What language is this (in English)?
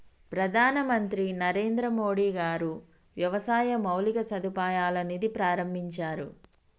Telugu